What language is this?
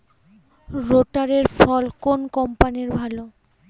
Bangla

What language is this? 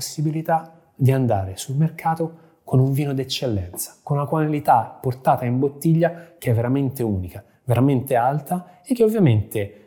Italian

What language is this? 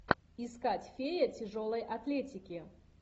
Russian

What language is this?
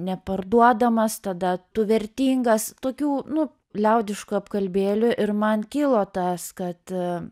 Lithuanian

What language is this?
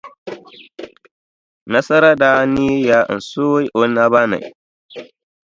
Dagbani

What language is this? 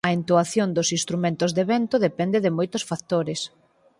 Galician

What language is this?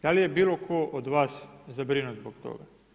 Croatian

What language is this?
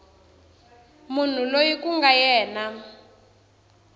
Tsonga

